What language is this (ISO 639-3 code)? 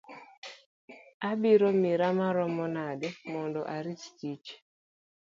luo